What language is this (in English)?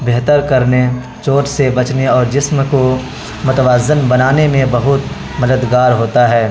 Urdu